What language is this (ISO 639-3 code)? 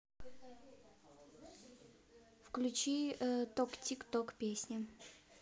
rus